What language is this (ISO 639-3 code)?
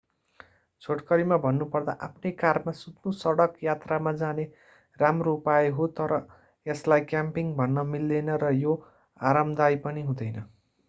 nep